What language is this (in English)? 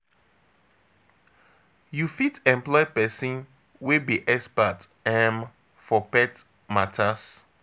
Nigerian Pidgin